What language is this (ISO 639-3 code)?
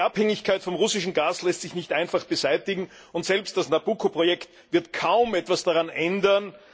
deu